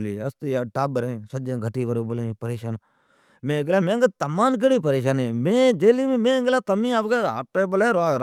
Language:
Od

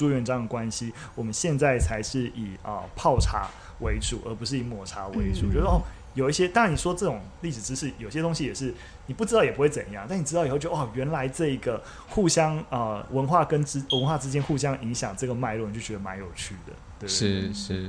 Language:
Chinese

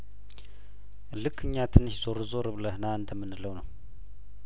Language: Amharic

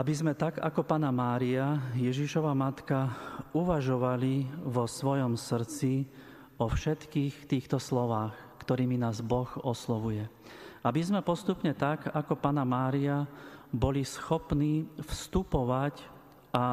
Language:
Slovak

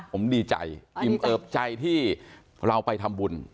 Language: Thai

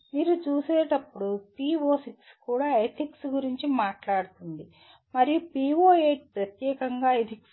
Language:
Telugu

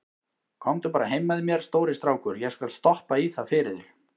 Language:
Icelandic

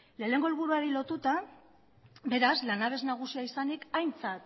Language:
Basque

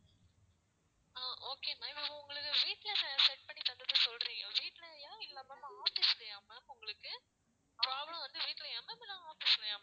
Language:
Tamil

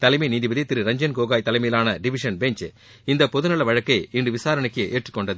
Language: Tamil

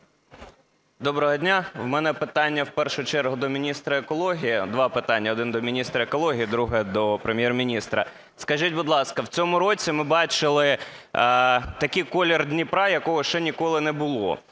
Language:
Ukrainian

